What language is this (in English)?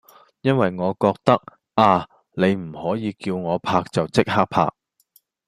Cantonese